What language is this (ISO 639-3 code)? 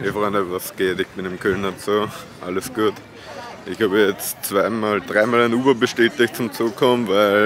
deu